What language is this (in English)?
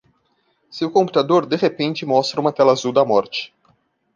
Portuguese